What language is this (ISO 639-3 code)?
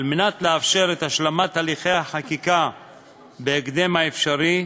heb